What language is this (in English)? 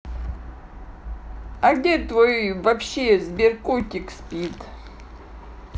Russian